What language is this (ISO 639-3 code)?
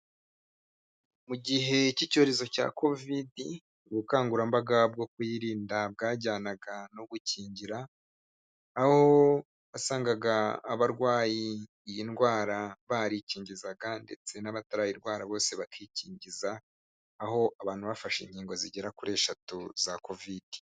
kin